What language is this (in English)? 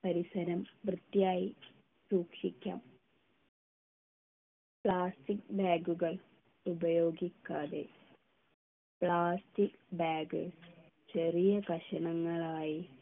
Malayalam